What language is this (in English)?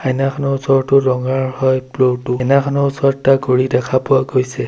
Assamese